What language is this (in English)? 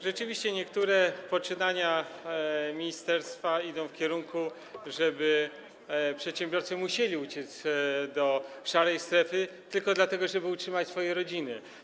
Polish